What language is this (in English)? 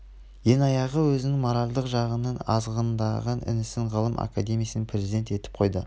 Kazakh